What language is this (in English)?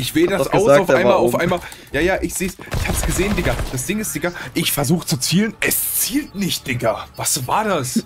German